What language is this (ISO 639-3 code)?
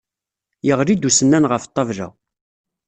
kab